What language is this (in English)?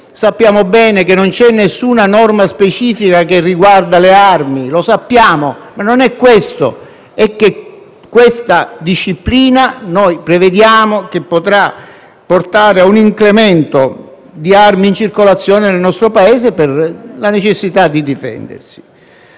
Italian